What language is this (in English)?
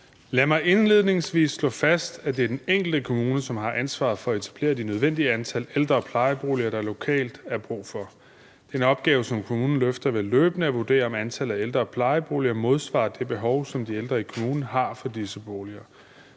Danish